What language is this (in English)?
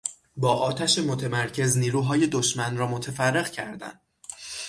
Persian